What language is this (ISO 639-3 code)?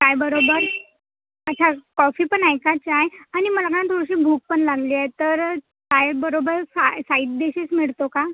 mar